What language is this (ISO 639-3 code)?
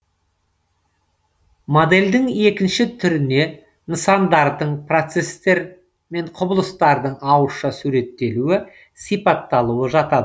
kaz